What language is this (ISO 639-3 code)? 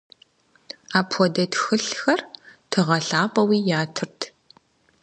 kbd